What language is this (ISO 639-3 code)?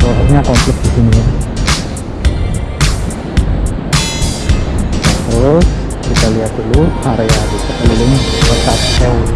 ind